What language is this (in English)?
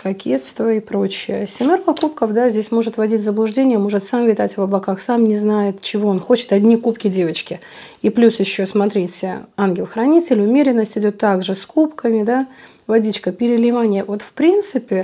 Russian